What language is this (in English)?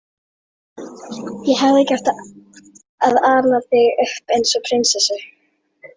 Icelandic